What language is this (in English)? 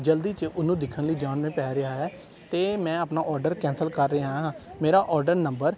Punjabi